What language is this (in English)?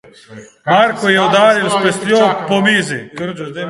Slovenian